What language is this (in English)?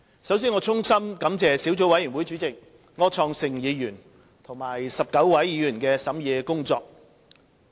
Cantonese